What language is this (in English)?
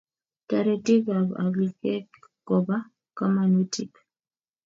Kalenjin